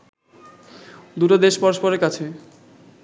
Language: Bangla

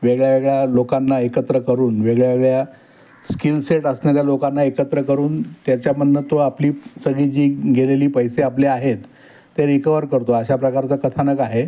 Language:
Marathi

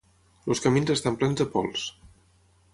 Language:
Catalan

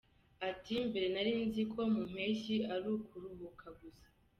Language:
Kinyarwanda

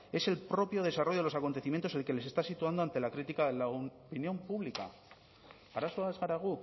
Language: Spanish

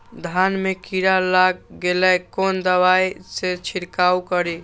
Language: Maithili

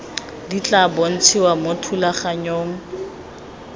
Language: Tswana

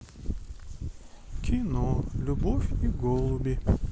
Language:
Russian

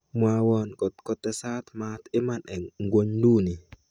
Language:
Kalenjin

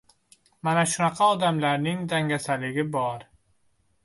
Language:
Uzbek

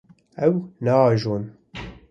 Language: Kurdish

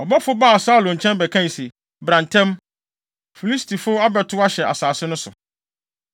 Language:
Akan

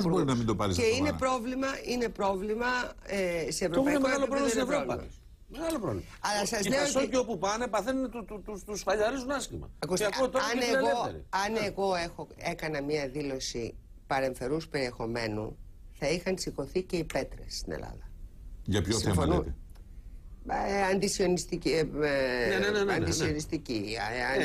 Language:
Greek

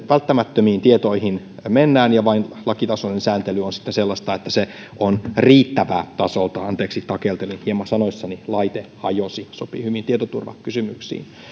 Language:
Finnish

